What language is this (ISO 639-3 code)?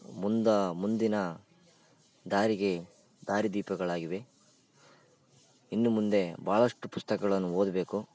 kan